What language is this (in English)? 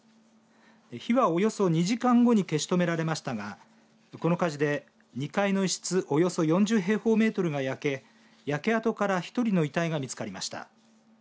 Japanese